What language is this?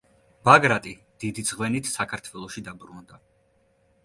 Georgian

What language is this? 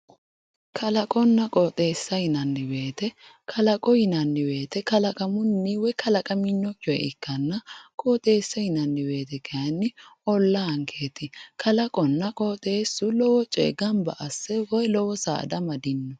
Sidamo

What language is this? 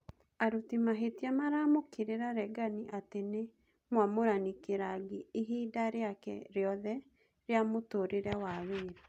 Kikuyu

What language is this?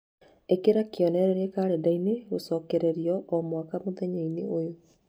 Kikuyu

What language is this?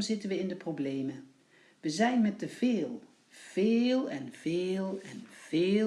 Dutch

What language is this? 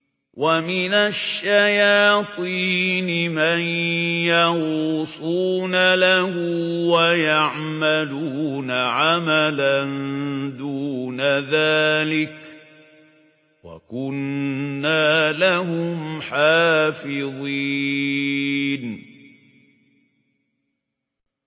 Arabic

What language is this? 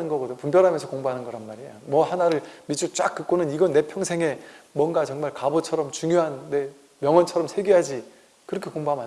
Korean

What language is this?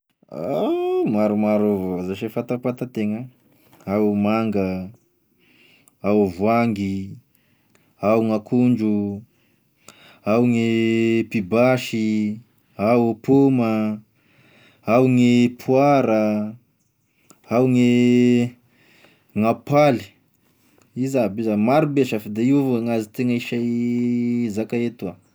Tesaka Malagasy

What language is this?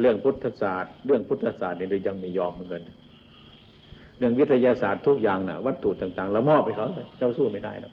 Thai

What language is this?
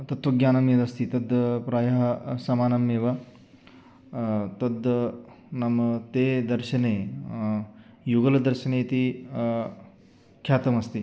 Sanskrit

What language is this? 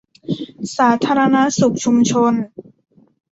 Thai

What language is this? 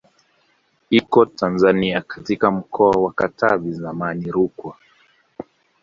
Swahili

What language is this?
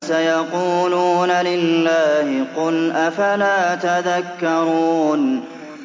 Arabic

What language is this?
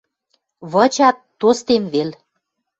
Western Mari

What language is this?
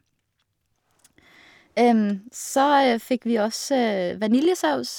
Norwegian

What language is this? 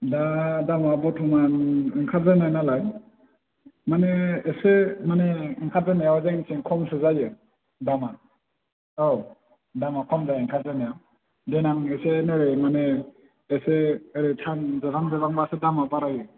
Bodo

